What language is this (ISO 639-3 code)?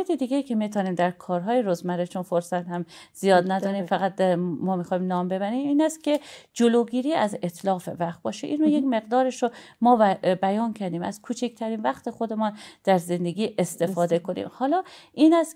fas